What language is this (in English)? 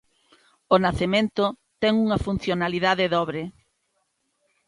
Galician